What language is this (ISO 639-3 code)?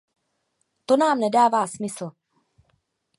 ces